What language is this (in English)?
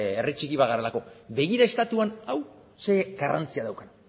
Basque